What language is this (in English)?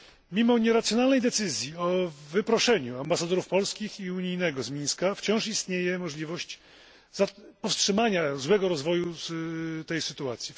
Polish